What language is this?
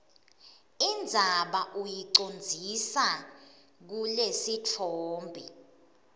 Swati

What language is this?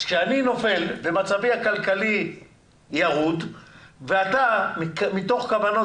Hebrew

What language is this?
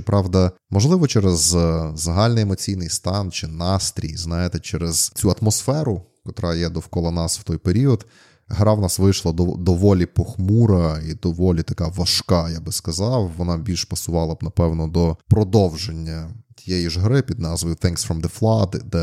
Ukrainian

